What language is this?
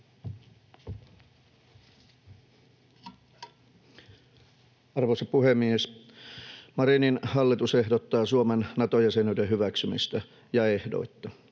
Finnish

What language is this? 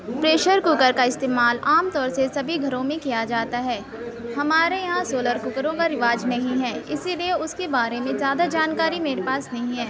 Urdu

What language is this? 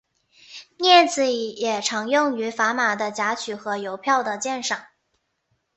Chinese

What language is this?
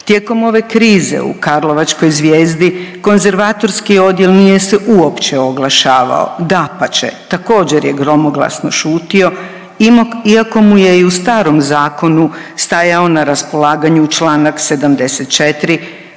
Croatian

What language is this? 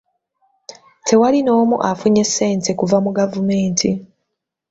Ganda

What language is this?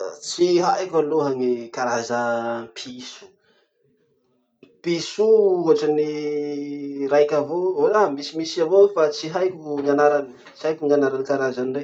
Masikoro Malagasy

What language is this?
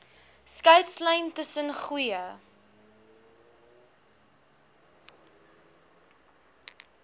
Afrikaans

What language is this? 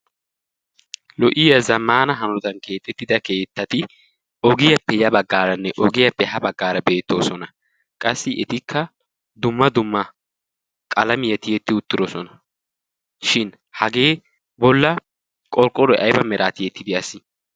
Wolaytta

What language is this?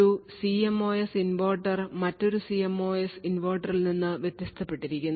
Malayalam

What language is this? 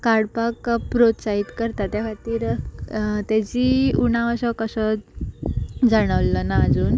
Konkani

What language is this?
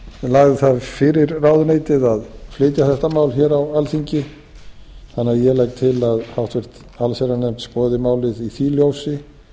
Icelandic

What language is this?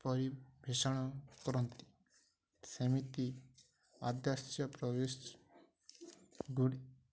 Odia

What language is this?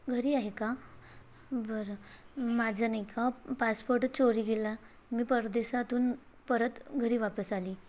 Marathi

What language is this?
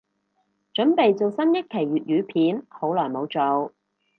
Cantonese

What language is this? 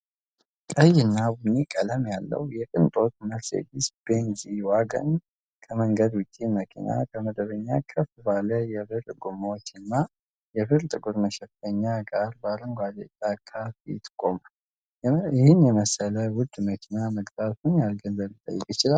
Amharic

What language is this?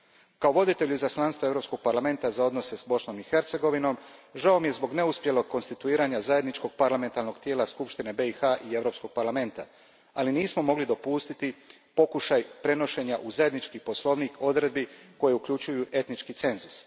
Croatian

